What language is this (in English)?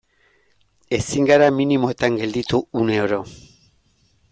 Basque